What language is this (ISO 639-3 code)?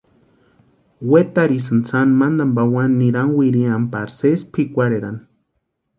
pua